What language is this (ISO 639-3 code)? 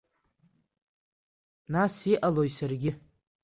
abk